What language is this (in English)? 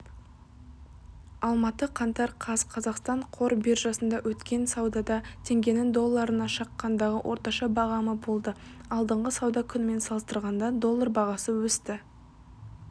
Kazakh